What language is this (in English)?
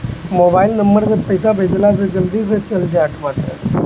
Bhojpuri